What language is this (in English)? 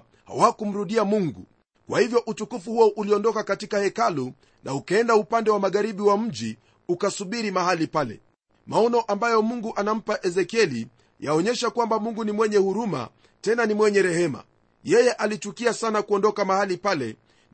Swahili